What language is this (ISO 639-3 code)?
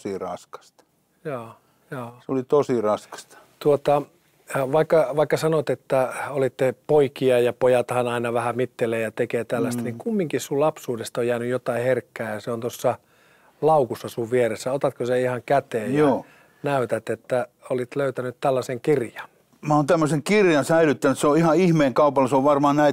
fin